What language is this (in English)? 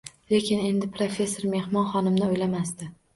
Uzbek